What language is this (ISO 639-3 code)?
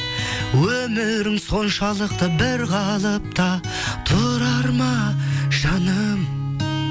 kaz